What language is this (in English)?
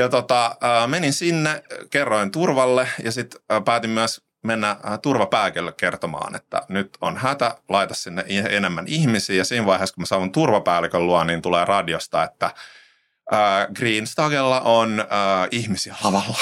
Finnish